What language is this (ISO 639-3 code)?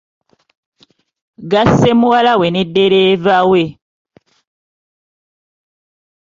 lug